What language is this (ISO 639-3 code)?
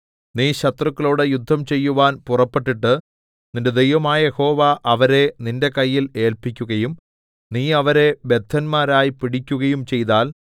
mal